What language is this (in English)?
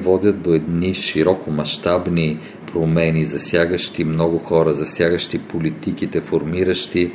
Bulgarian